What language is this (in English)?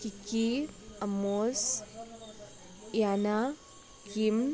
Manipuri